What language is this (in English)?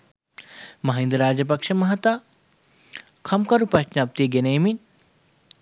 Sinhala